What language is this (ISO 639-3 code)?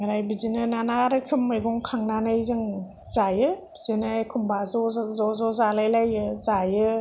brx